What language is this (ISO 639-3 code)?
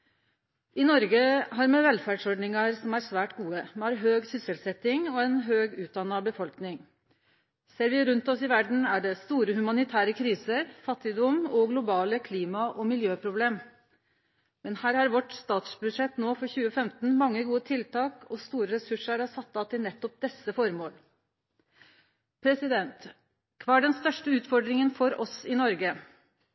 nno